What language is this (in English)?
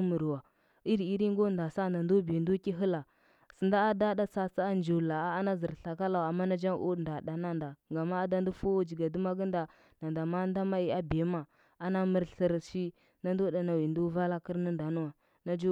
Huba